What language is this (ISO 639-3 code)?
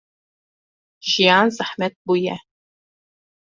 kur